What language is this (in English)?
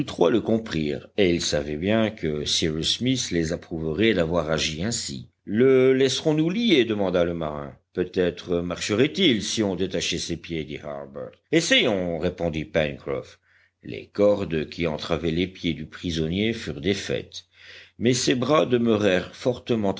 French